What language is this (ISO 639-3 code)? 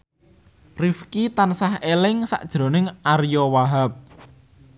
jav